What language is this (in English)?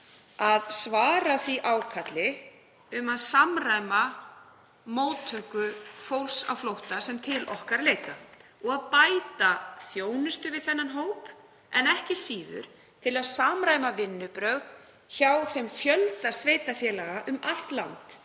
Icelandic